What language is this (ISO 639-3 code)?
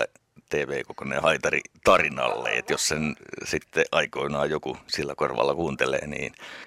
fin